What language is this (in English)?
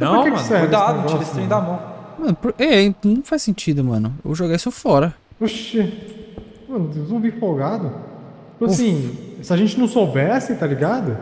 Portuguese